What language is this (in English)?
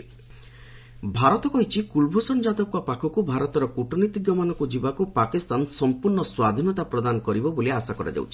Odia